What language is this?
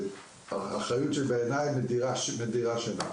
Hebrew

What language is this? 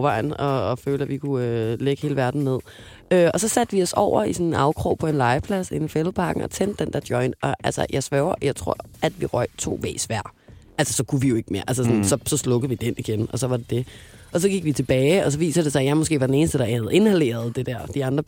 Danish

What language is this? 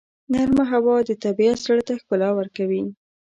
Pashto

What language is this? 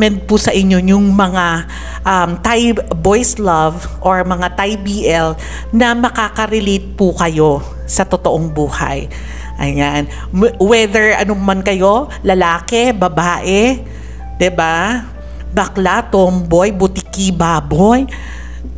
Filipino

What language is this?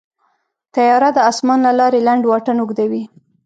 Pashto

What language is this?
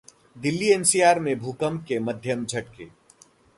Hindi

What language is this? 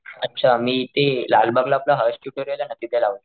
Marathi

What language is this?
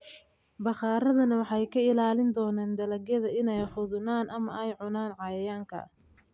Somali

